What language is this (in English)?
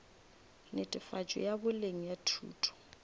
Northern Sotho